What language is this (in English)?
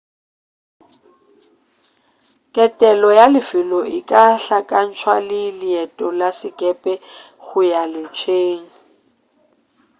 Northern Sotho